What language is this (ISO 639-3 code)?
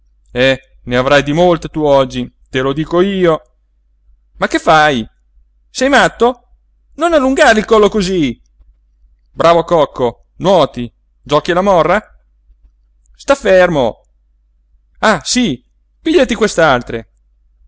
ita